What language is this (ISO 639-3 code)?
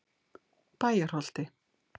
isl